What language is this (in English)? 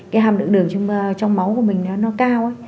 Vietnamese